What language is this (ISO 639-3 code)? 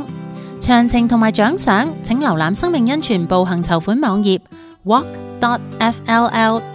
zho